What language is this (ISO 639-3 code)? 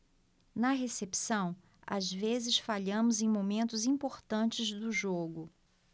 por